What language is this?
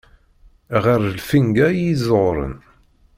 Kabyle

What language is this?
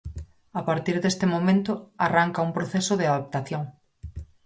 Galician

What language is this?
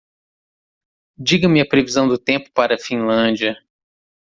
Portuguese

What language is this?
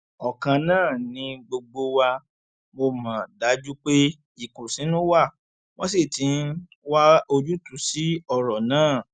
Yoruba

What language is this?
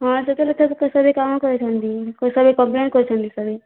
Odia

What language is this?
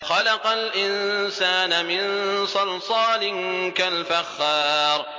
Arabic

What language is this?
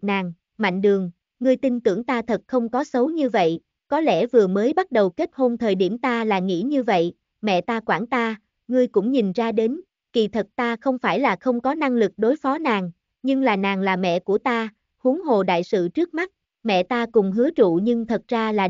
Vietnamese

